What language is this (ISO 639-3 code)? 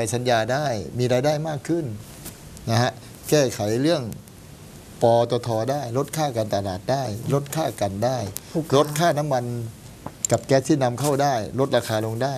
tha